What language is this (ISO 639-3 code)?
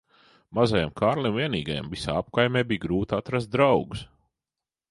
lav